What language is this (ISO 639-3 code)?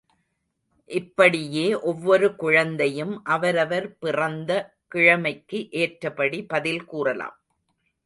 tam